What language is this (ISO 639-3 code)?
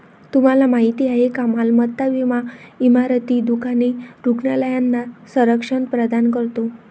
mar